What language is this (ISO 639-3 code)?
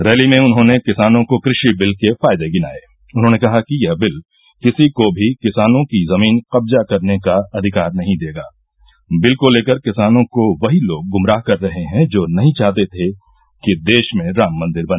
hin